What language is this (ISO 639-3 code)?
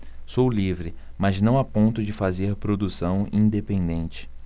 por